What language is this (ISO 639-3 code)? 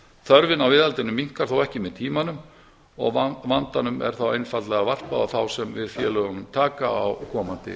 isl